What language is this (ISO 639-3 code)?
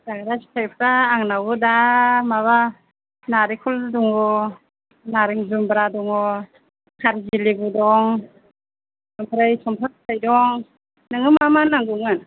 brx